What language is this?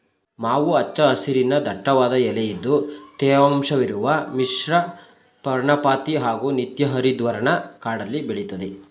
Kannada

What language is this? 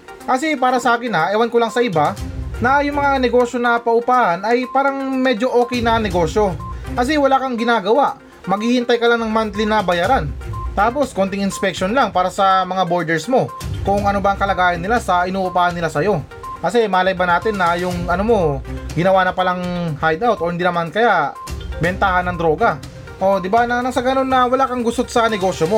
Filipino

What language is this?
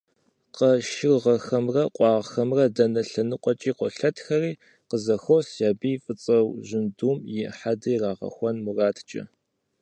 Kabardian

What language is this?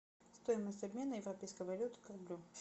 Russian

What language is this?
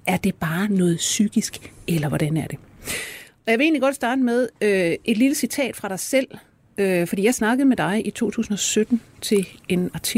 Danish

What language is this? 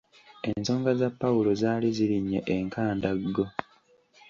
Ganda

